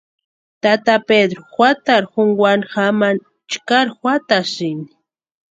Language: Western Highland Purepecha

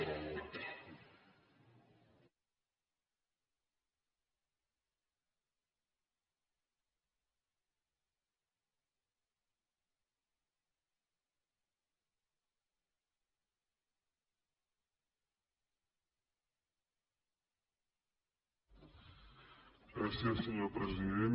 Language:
Catalan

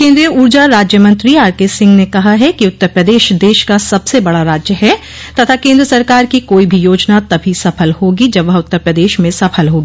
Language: Hindi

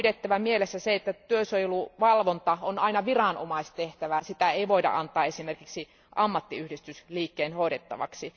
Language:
Finnish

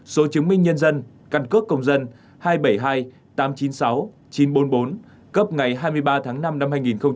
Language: Vietnamese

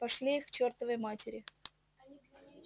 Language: Russian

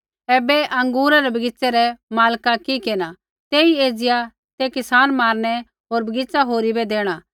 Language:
Kullu Pahari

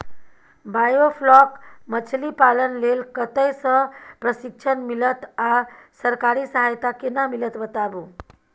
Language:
Maithili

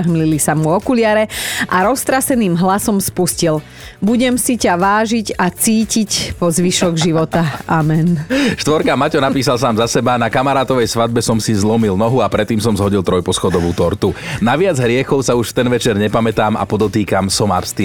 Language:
Slovak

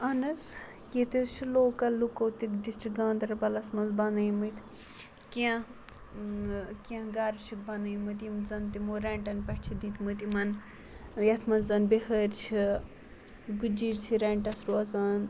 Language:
Kashmiri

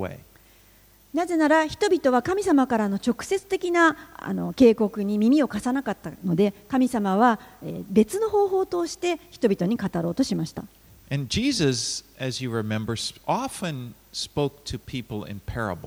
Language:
Japanese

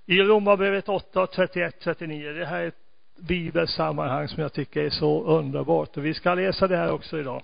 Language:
Swedish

